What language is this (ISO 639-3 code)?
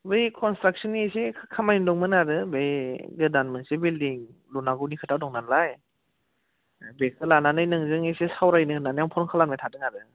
brx